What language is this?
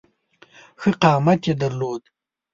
Pashto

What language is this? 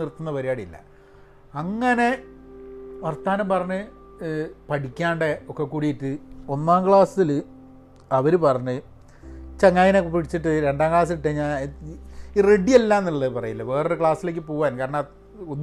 Malayalam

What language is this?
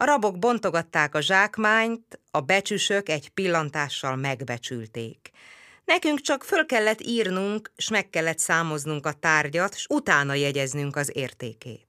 Hungarian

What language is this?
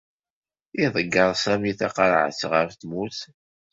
Kabyle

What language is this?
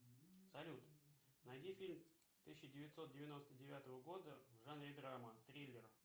Russian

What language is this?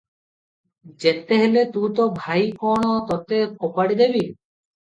Odia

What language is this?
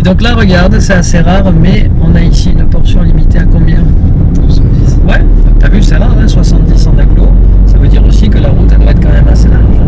French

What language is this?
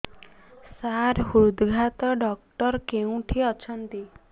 Odia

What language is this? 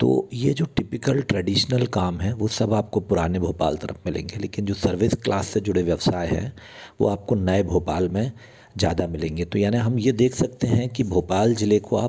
Hindi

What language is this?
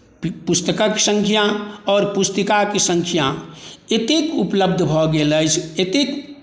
Maithili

